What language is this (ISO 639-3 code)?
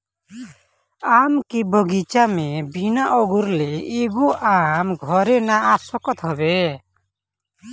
bho